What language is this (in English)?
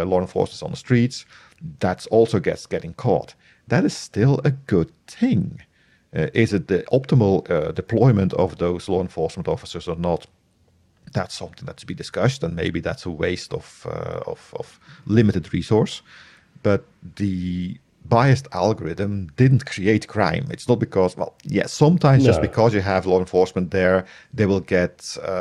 English